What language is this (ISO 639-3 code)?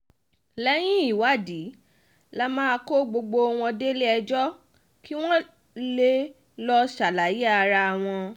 yor